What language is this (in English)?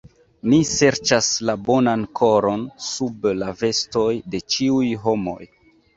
Esperanto